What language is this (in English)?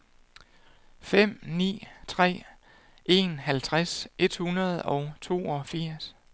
Danish